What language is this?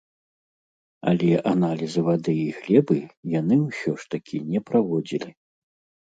Belarusian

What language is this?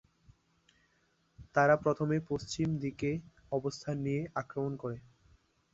Bangla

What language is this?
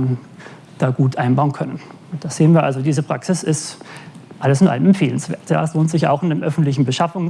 German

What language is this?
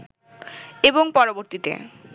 Bangla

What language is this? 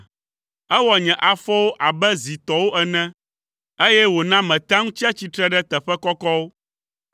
Ewe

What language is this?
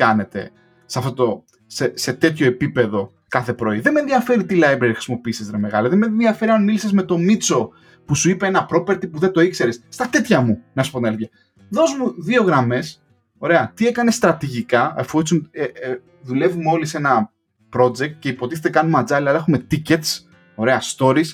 Greek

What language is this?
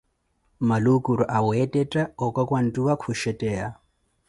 Koti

